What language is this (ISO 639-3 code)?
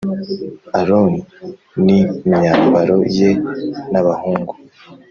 kin